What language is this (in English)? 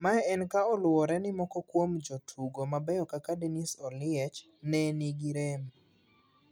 Luo (Kenya and Tanzania)